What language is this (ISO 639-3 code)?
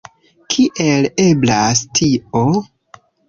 epo